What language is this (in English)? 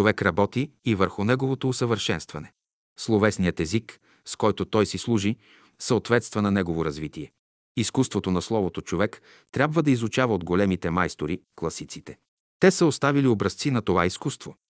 Bulgarian